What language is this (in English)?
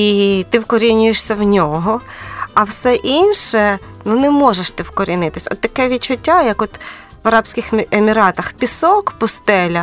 Ukrainian